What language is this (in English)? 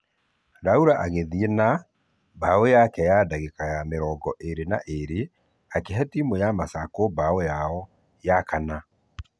Kikuyu